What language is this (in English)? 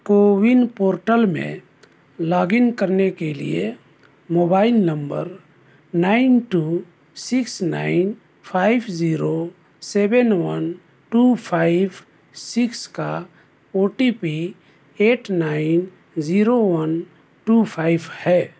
Urdu